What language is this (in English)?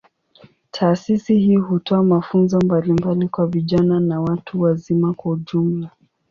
Swahili